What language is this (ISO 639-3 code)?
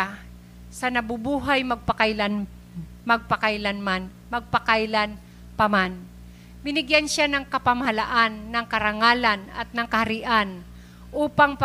fil